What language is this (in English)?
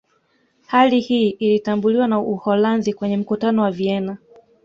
Swahili